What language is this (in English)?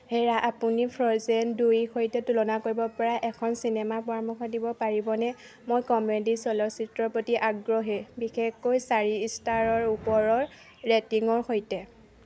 Assamese